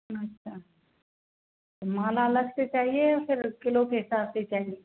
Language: Hindi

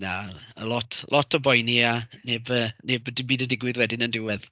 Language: Welsh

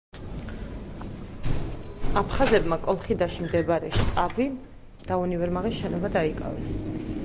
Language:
Georgian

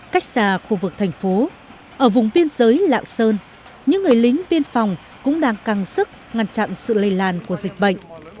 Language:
Vietnamese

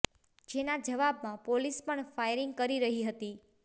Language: Gujarati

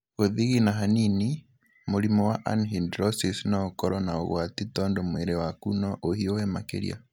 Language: Kikuyu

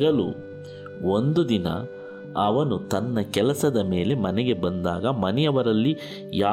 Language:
Kannada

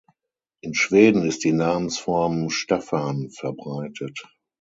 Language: German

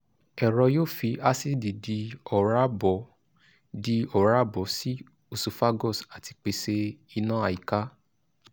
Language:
Yoruba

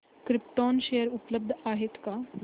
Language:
Marathi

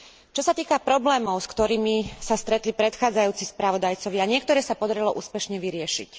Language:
Slovak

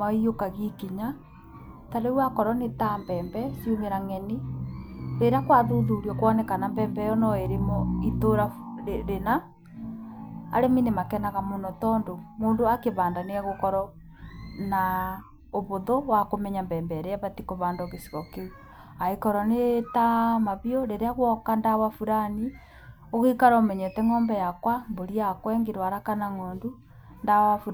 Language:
Kikuyu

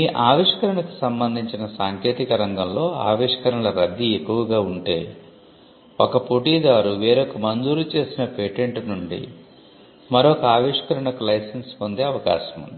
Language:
Telugu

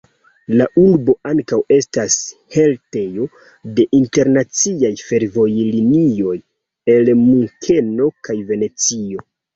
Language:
Esperanto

